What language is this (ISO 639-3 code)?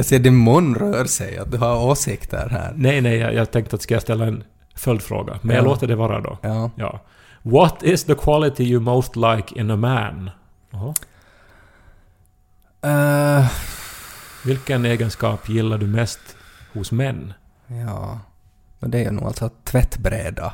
swe